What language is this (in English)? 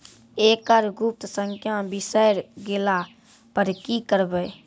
Maithili